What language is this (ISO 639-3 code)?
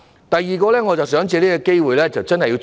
yue